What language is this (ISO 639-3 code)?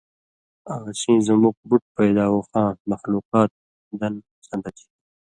mvy